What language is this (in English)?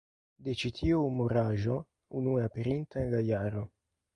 Esperanto